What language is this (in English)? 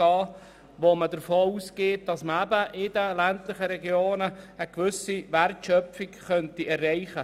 Swiss German